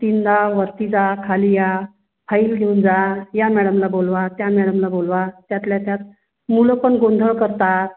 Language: Marathi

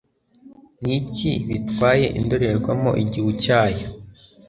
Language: Kinyarwanda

